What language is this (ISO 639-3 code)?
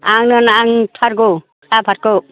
brx